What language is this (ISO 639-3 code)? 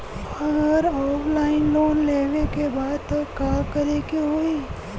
bho